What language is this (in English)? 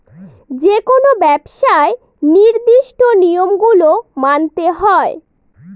Bangla